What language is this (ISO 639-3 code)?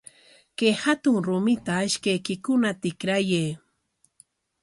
qwa